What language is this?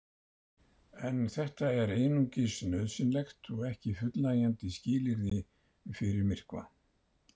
Icelandic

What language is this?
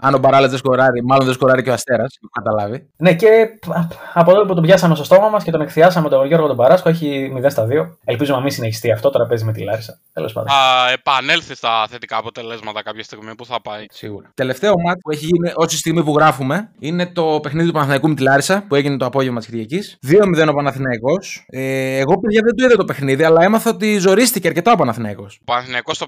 Greek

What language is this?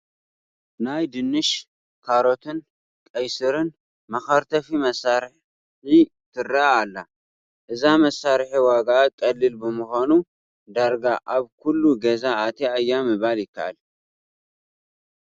Tigrinya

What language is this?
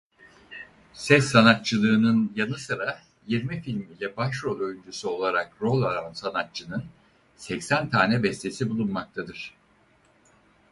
Turkish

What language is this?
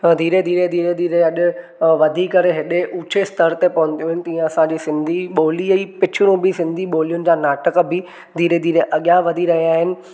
Sindhi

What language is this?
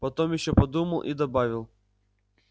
Russian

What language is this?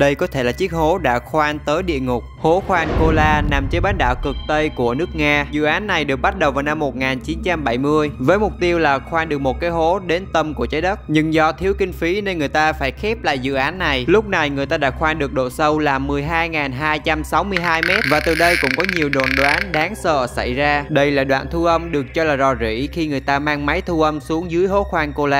Vietnamese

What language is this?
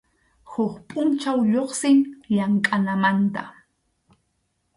Arequipa-La Unión Quechua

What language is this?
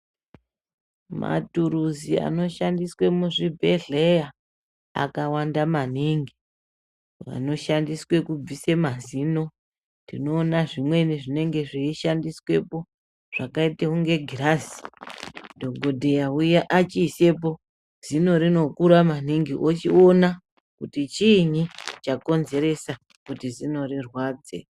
Ndau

